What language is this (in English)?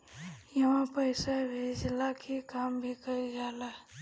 Bhojpuri